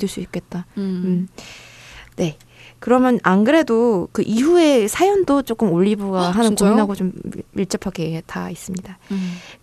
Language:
Korean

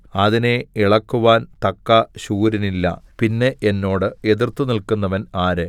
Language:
Malayalam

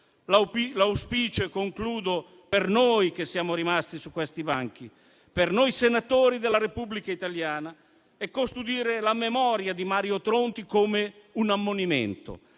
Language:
Italian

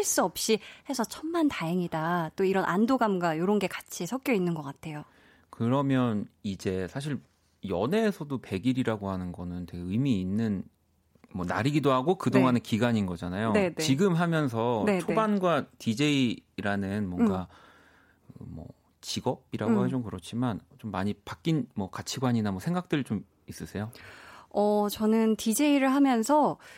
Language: Korean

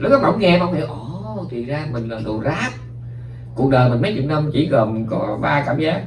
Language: Vietnamese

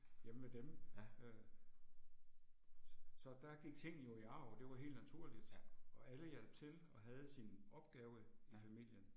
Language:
Danish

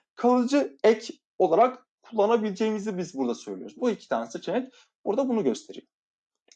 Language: Turkish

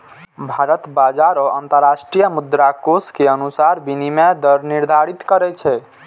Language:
Maithili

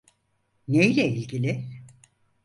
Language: Turkish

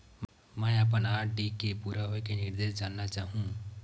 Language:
Chhattisgarhi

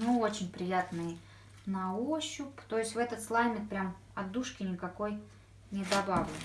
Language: Russian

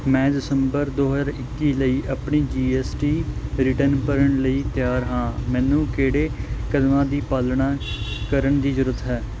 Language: Punjabi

